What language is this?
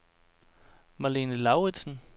Danish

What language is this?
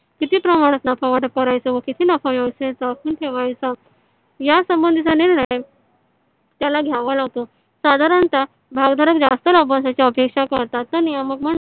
Marathi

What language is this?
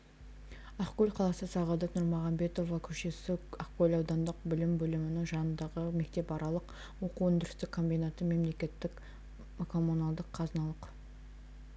Kazakh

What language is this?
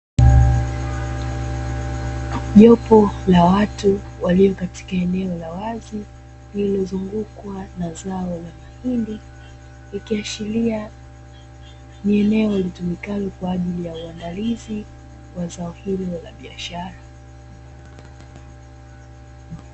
Swahili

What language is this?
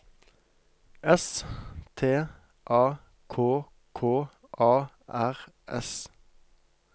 Norwegian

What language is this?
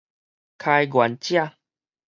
Min Nan Chinese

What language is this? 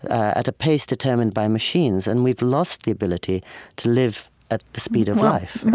English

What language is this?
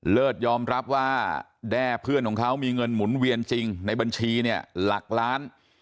Thai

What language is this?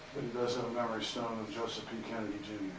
English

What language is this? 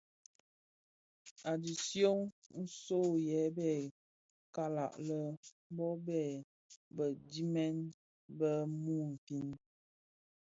Bafia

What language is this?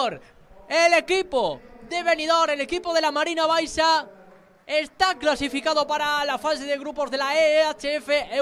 Spanish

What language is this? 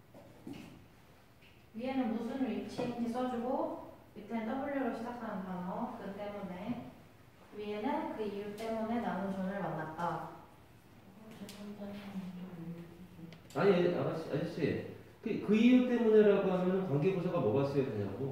Korean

